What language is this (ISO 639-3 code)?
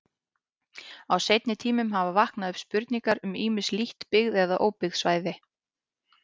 isl